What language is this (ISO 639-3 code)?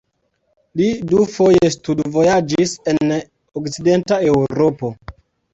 epo